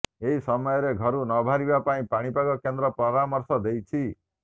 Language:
Odia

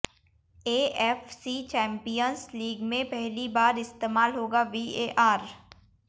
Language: Hindi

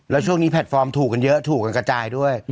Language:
Thai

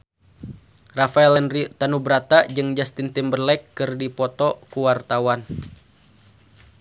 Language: Sundanese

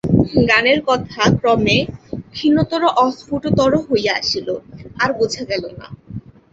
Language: Bangla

